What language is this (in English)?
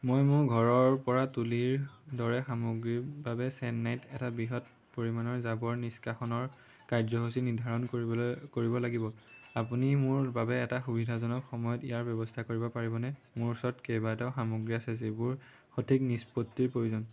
Assamese